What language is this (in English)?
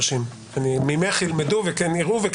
Hebrew